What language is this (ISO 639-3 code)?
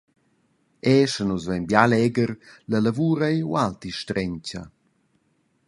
roh